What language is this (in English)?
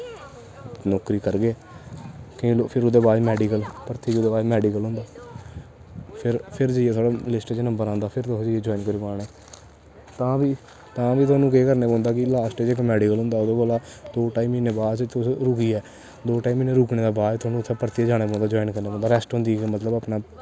Dogri